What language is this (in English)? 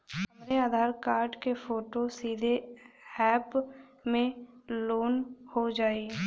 Bhojpuri